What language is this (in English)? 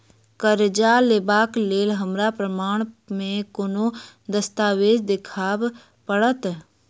Maithili